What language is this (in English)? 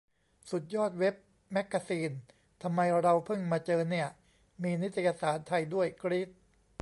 Thai